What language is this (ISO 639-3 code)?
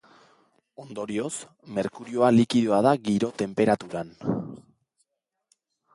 eus